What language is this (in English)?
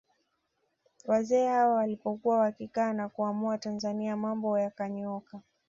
Swahili